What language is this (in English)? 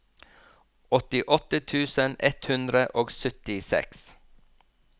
Norwegian